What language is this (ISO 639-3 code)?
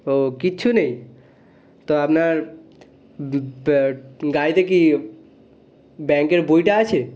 ben